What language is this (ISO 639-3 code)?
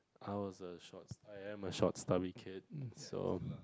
eng